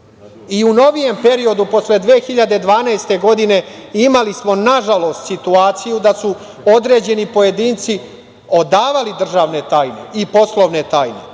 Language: Serbian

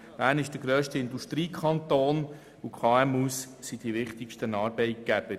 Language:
Swiss German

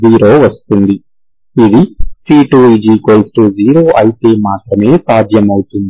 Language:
Telugu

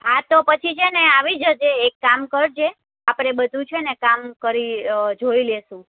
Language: Gujarati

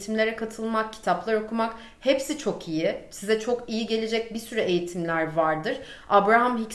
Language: Turkish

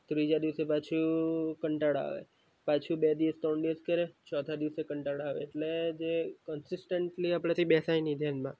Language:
Gujarati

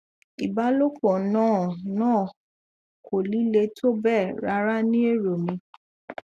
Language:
Yoruba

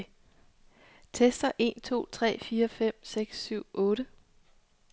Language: Danish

